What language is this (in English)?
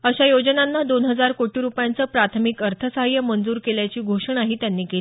Marathi